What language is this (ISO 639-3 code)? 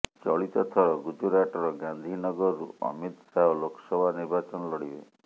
ori